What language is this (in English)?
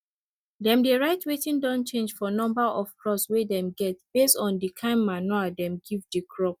Nigerian Pidgin